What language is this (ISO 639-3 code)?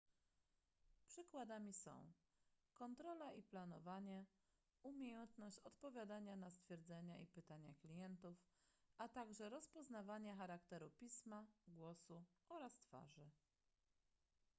pol